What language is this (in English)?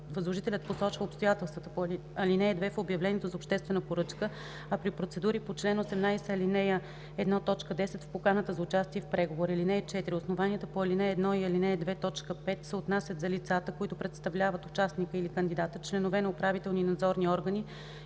Bulgarian